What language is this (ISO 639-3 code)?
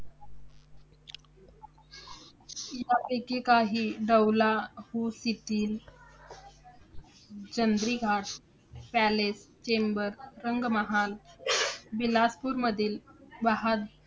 mar